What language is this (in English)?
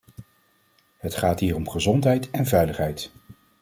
Dutch